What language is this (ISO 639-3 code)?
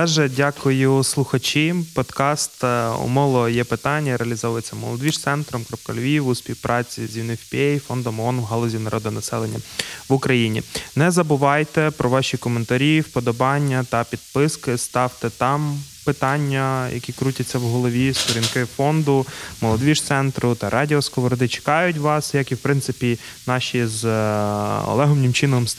ukr